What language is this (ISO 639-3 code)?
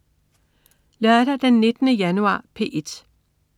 dan